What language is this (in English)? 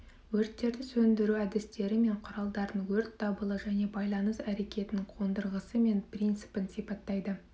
Kazakh